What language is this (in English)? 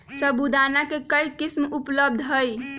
Magahi